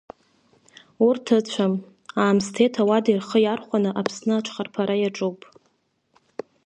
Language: Abkhazian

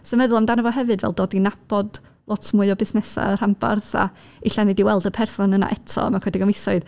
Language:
Welsh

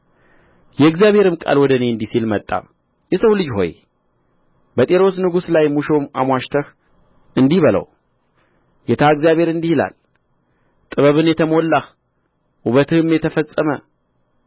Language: Amharic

